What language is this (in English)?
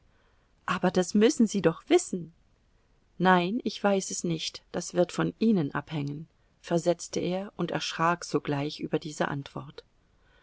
German